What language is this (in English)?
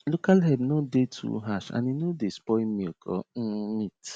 Nigerian Pidgin